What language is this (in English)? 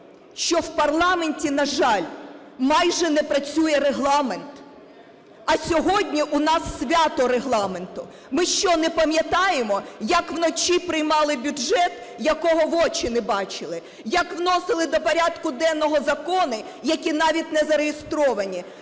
Ukrainian